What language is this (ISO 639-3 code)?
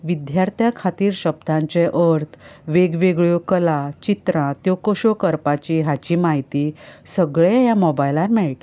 kok